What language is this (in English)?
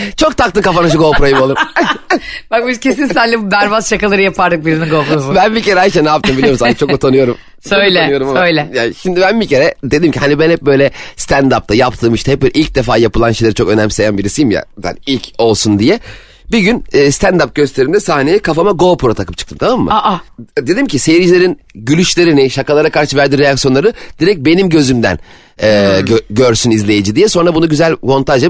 Turkish